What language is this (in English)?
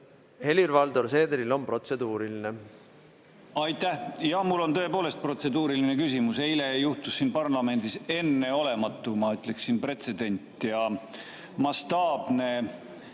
Estonian